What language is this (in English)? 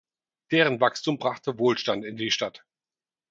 German